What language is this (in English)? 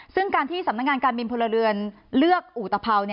Thai